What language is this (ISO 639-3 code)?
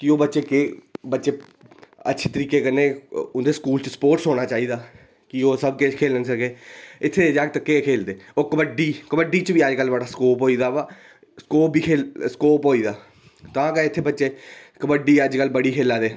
doi